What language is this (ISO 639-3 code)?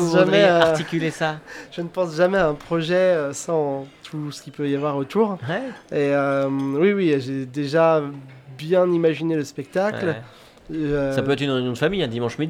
fra